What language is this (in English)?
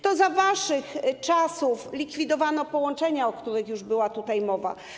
Polish